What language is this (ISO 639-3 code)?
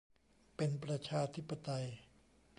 tha